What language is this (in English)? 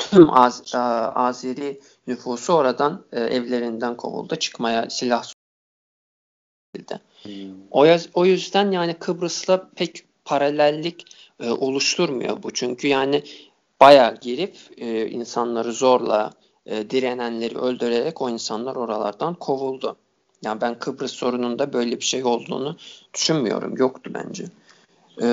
Turkish